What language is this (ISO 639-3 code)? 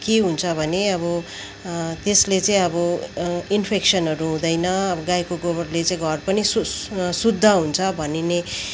nep